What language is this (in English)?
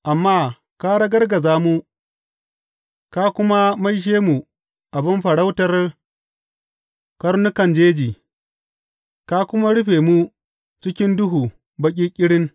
Hausa